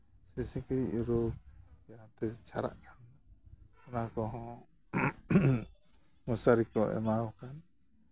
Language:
Santali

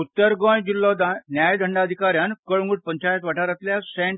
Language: Konkani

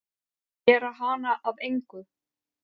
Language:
Icelandic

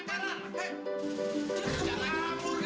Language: Indonesian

